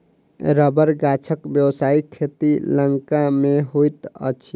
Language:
Maithili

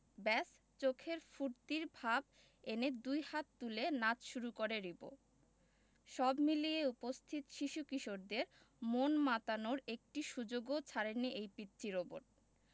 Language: Bangla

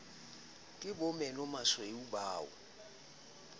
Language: Southern Sotho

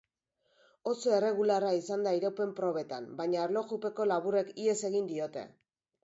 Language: Basque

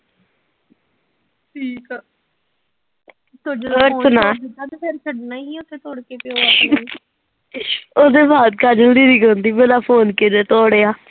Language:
Punjabi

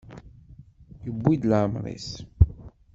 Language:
Kabyle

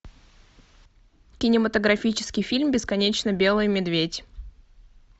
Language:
Russian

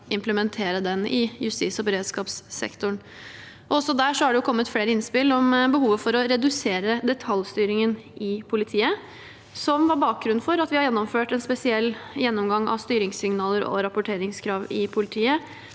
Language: Norwegian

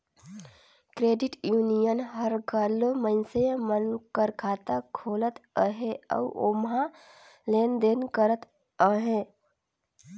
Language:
Chhattisgarhi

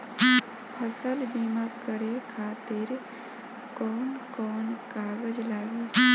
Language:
Bhojpuri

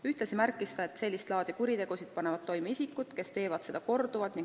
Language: Estonian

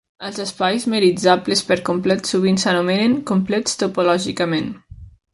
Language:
Catalan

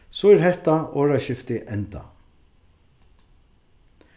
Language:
Faroese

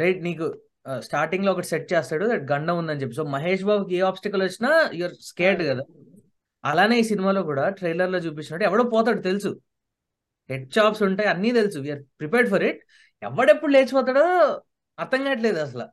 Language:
Telugu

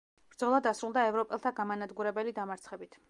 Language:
Georgian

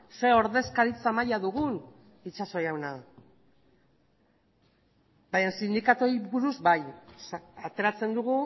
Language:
Basque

